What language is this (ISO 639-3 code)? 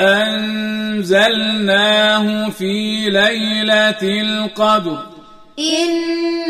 ara